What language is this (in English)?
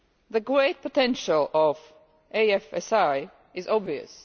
English